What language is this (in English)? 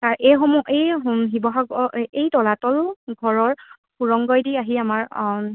Assamese